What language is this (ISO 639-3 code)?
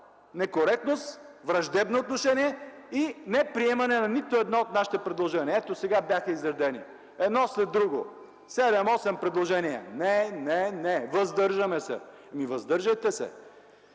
bul